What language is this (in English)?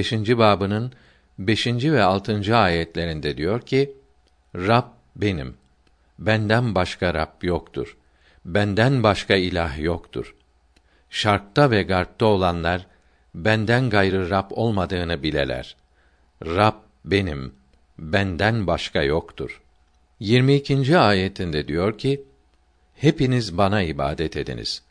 Turkish